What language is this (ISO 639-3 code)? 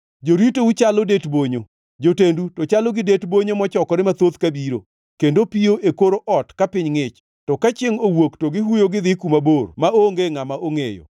luo